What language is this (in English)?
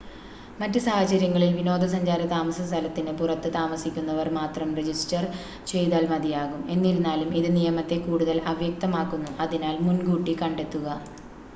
Malayalam